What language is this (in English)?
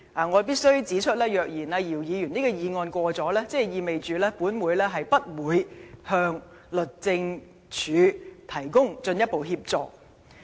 Cantonese